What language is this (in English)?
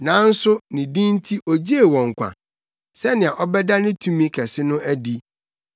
Akan